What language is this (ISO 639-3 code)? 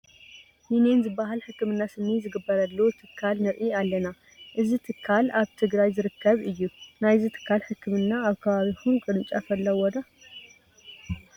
tir